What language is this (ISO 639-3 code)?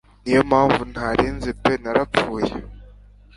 kin